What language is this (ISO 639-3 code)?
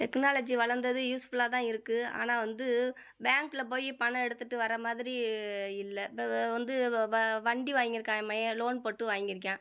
tam